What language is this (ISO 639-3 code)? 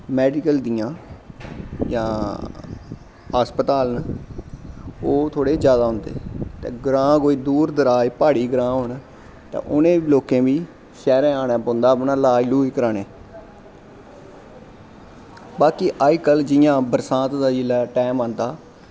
doi